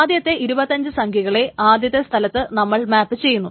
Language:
Malayalam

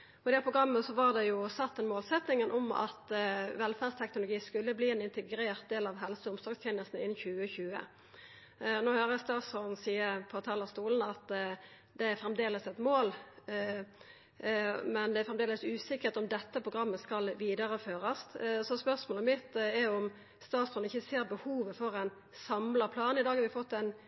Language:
Norwegian Nynorsk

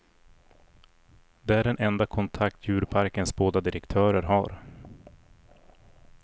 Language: Swedish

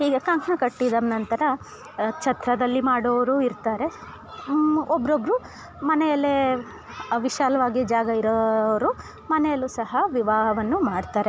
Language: Kannada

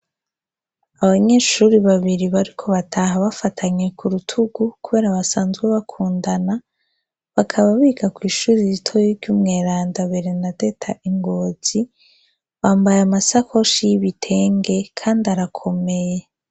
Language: Rundi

